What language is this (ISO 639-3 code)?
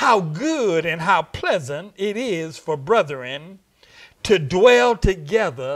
eng